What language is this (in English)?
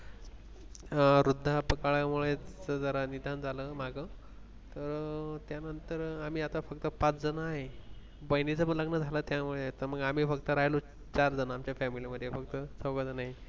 Marathi